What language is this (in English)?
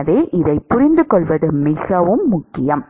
Tamil